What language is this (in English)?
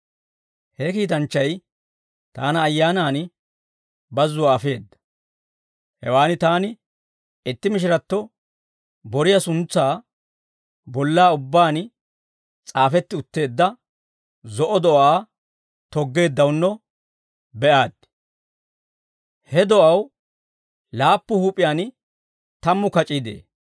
Dawro